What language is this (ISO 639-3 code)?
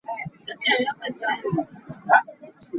cnh